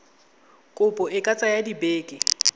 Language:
Tswana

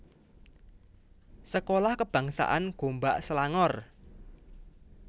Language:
Javanese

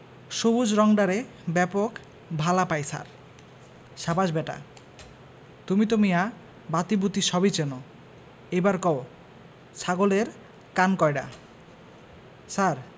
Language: Bangla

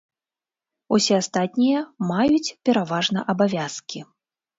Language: Belarusian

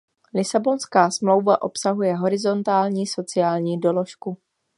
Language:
Czech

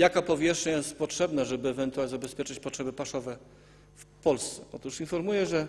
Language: Polish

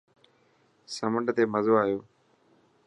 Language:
Dhatki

